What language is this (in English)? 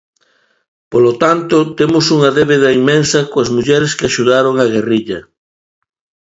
Galician